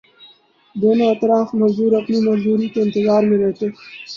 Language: Urdu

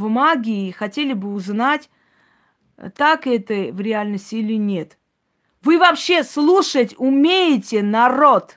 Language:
Russian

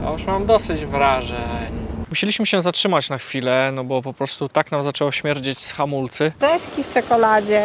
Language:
Polish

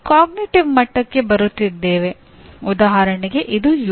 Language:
Kannada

